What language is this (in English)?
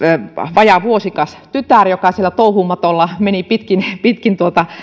Finnish